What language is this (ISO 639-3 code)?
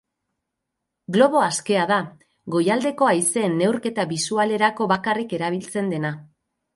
eus